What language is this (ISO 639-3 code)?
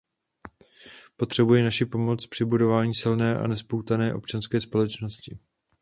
ces